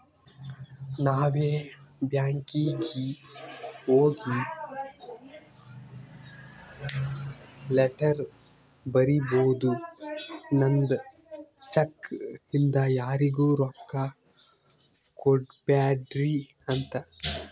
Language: Kannada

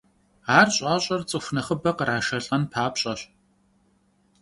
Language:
Kabardian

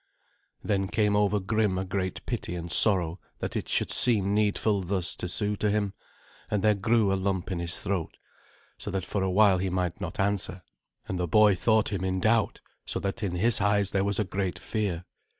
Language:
English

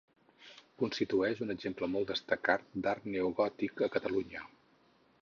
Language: Catalan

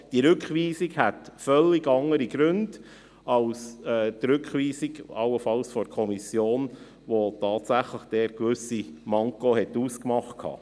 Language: Swiss German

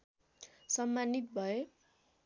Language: Nepali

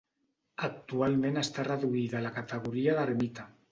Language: Catalan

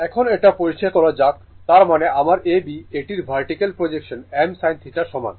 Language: Bangla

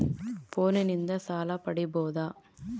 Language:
Kannada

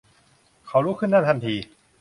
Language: Thai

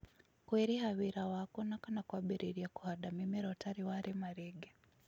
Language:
Kikuyu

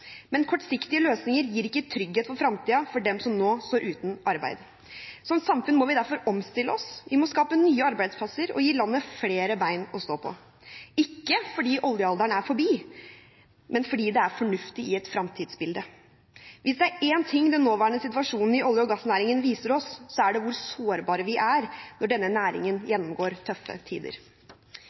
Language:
Norwegian Bokmål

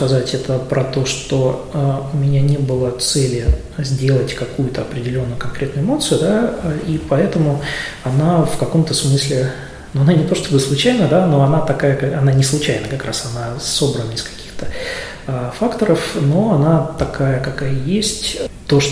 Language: Russian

